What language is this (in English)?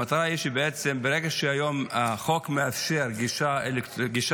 Hebrew